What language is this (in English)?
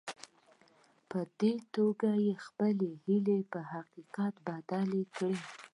Pashto